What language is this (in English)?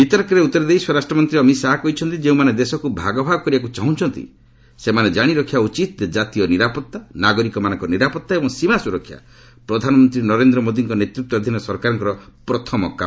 Odia